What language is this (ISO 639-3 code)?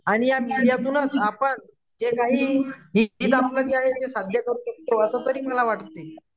mar